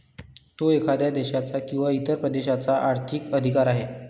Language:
Marathi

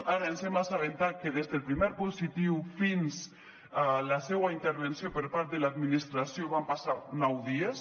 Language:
Catalan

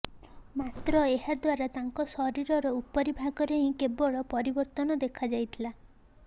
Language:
Odia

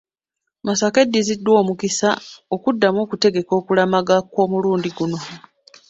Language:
Ganda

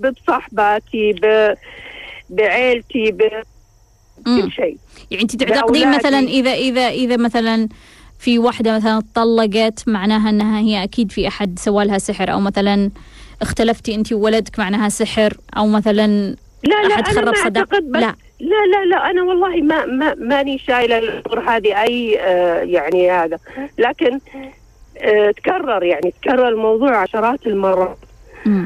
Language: Arabic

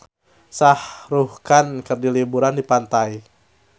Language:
Sundanese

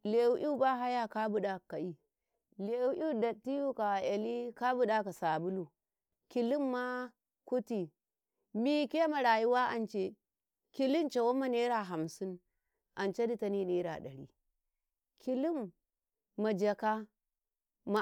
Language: Karekare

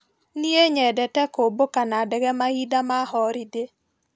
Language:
Kikuyu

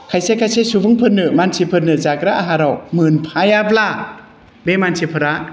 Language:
Bodo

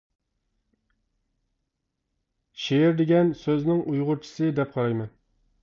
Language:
Uyghur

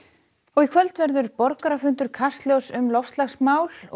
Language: Icelandic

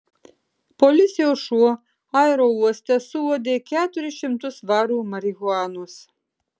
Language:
Lithuanian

